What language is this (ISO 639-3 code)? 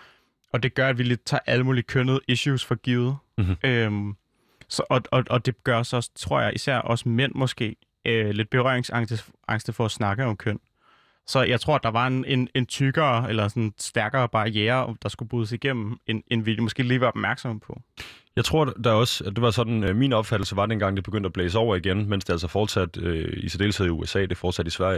dan